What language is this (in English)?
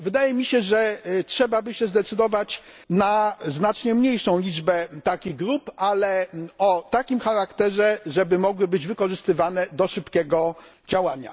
Polish